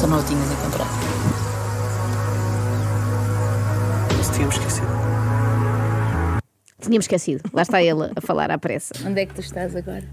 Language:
Portuguese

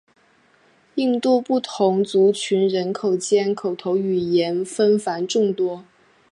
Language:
Chinese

